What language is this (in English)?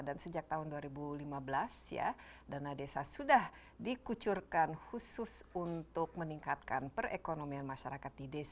Indonesian